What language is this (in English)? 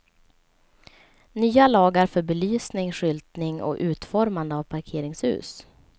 Swedish